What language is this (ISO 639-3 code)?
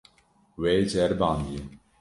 kur